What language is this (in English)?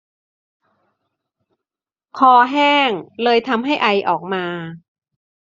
Thai